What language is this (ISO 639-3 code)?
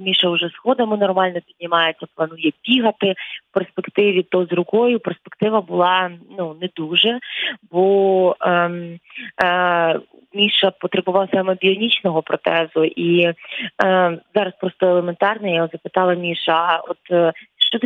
ukr